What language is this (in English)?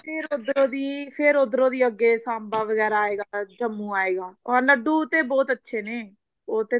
Punjabi